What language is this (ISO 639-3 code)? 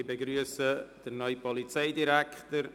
gsw